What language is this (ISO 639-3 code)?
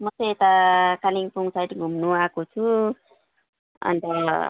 nep